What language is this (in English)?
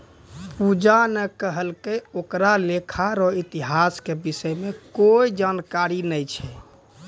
Maithili